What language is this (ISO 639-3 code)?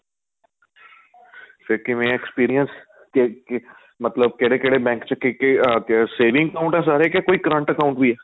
pan